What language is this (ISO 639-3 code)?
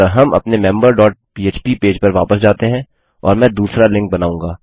hin